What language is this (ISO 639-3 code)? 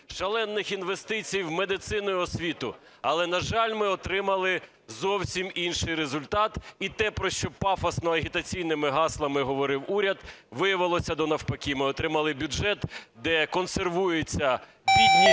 ukr